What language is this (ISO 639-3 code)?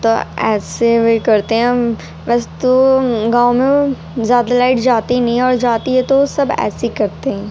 urd